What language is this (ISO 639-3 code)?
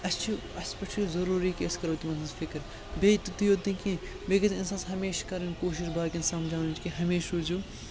kas